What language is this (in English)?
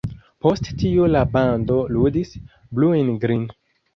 Esperanto